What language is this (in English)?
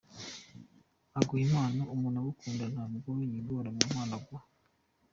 Kinyarwanda